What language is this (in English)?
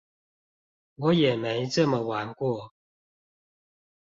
Chinese